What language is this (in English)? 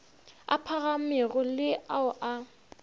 Northern Sotho